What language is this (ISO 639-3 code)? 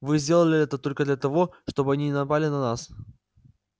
rus